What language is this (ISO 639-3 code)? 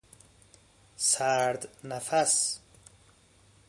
fas